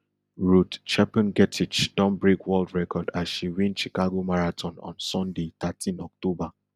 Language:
Nigerian Pidgin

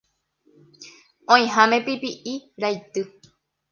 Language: Guarani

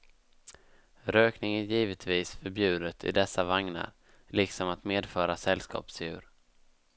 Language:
Swedish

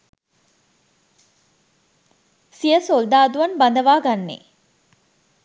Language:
Sinhala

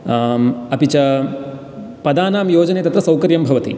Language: Sanskrit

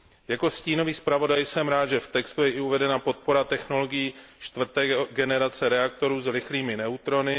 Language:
Czech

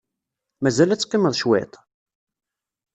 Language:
Kabyle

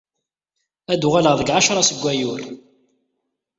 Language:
Kabyle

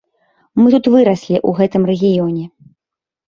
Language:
Belarusian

